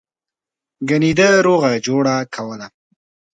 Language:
Pashto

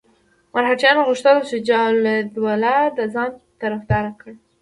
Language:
Pashto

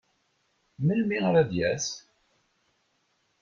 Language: Kabyle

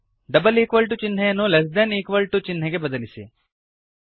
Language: Kannada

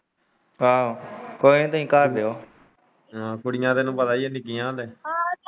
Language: Punjabi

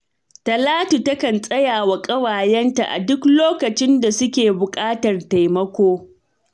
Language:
Hausa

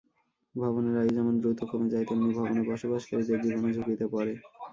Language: Bangla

